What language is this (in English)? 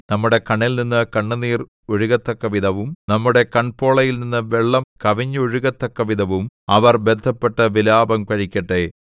Malayalam